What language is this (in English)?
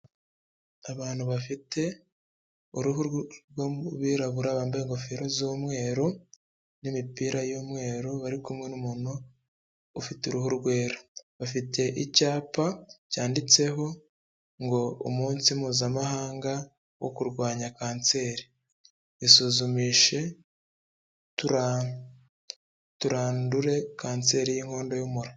Kinyarwanda